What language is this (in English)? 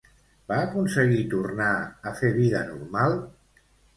Catalan